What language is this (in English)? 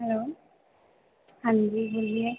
Hindi